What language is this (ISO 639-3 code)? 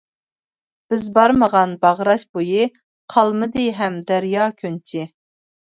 uig